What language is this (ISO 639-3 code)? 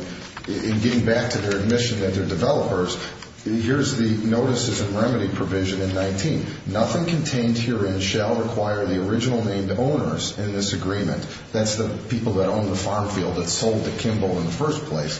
eng